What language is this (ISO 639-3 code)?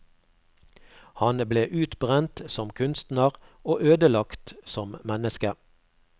nor